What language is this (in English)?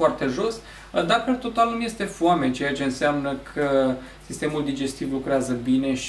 Romanian